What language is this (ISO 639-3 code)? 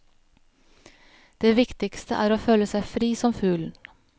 nor